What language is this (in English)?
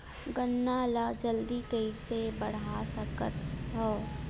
Chhattisgarhi